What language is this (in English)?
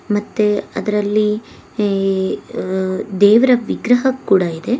Kannada